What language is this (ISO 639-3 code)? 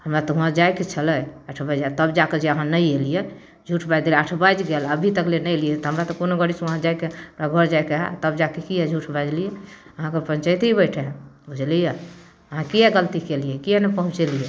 mai